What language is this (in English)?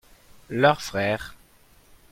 French